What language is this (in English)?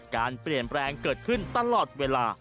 Thai